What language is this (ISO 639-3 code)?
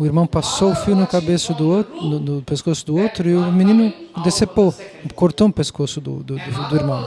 por